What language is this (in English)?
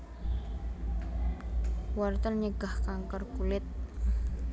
Javanese